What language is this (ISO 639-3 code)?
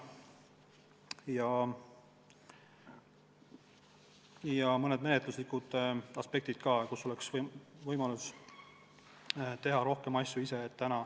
est